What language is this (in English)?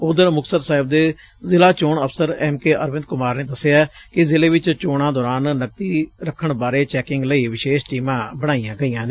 Punjabi